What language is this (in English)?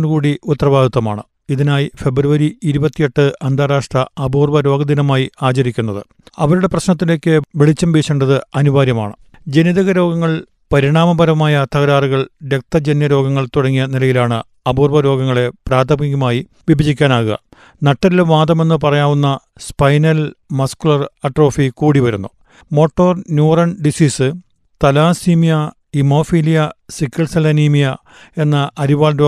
Malayalam